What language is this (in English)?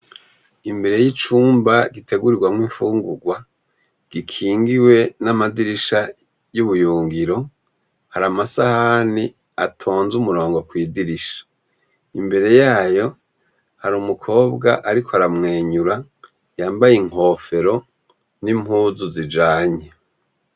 Rundi